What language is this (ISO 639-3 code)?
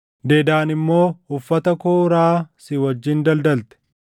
orm